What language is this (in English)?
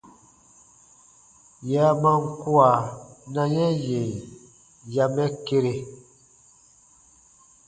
Baatonum